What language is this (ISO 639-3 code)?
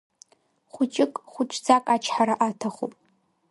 abk